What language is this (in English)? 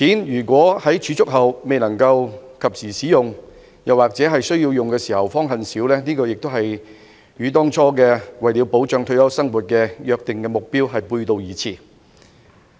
Cantonese